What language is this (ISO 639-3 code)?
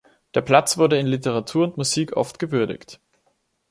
deu